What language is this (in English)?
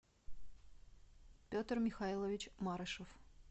Russian